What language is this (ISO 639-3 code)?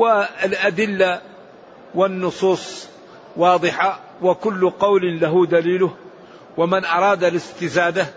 ara